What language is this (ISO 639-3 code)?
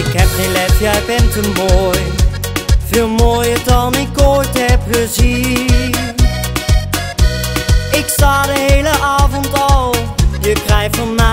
nld